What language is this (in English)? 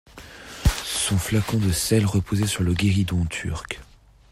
French